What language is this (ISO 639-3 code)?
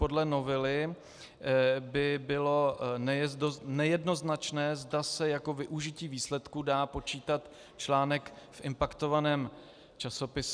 ces